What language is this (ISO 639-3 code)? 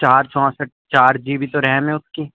urd